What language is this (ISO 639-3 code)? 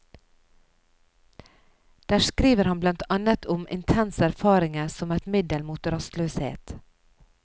nor